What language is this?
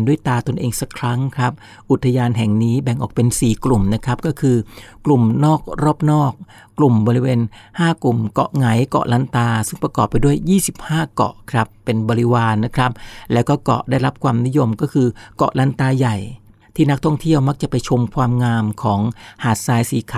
Thai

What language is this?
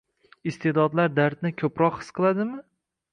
Uzbek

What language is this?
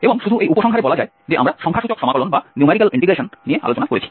Bangla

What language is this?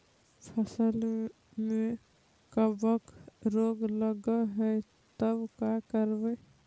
Magahi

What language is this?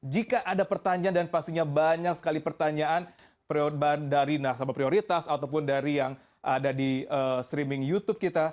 Indonesian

